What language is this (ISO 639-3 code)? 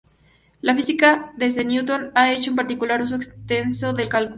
spa